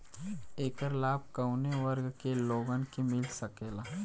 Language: Bhojpuri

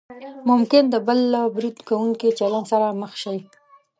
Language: Pashto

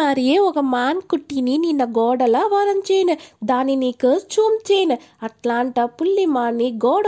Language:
Telugu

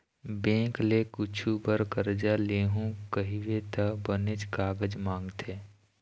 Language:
Chhattisgarhi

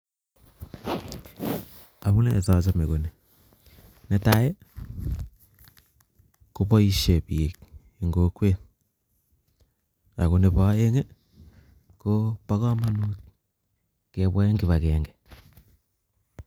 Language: Kalenjin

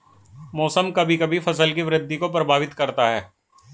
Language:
Hindi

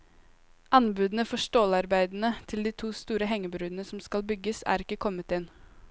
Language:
Norwegian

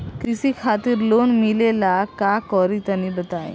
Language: Bhojpuri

